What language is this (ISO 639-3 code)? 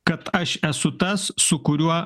lit